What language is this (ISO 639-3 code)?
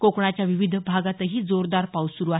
mar